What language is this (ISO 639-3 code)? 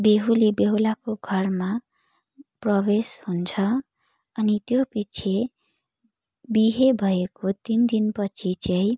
nep